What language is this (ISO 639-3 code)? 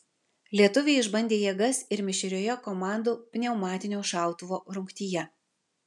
lit